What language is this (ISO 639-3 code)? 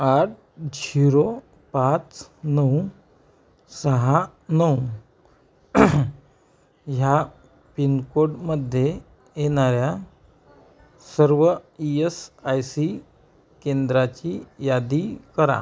mar